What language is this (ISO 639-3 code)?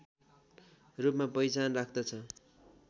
nep